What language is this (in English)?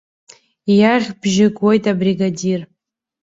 Abkhazian